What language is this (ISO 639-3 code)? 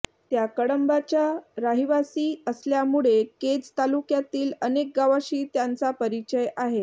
mar